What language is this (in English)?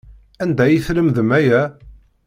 Kabyle